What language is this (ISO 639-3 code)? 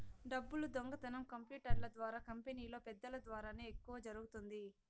tel